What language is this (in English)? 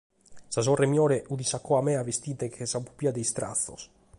Sardinian